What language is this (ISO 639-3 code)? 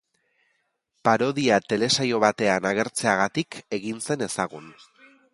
eus